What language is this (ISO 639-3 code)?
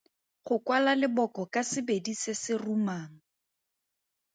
tsn